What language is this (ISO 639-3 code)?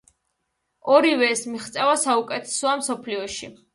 kat